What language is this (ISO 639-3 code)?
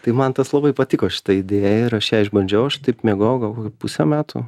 lit